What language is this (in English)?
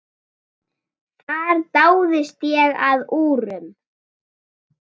Icelandic